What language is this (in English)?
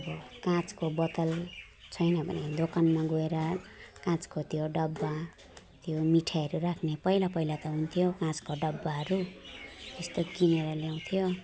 Nepali